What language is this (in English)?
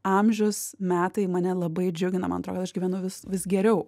Lithuanian